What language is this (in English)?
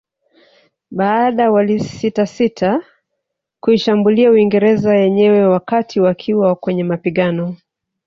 Swahili